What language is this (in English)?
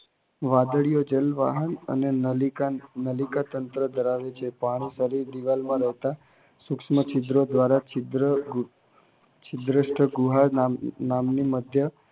Gujarati